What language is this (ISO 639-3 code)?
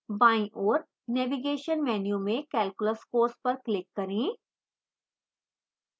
hin